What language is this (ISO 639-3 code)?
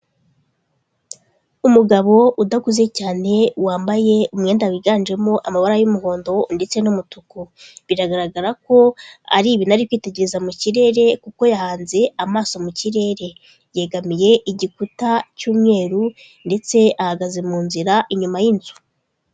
kin